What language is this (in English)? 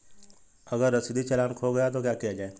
Hindi